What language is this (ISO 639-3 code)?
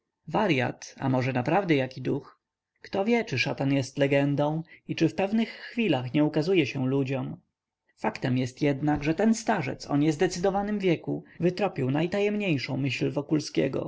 pol